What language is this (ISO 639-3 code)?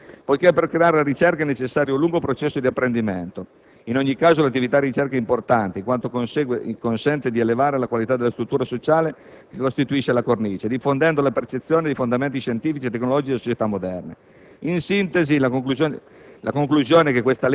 ita